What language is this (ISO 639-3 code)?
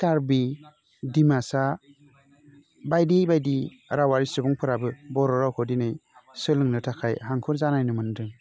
brx